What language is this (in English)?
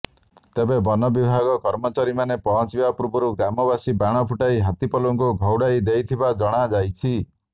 Odia